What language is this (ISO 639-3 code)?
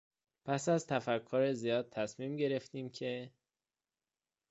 fas